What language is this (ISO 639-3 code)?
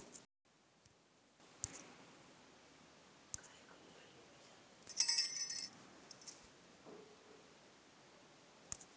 mar